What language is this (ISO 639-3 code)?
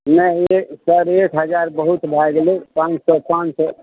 mai